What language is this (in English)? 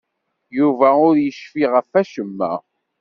Kabyle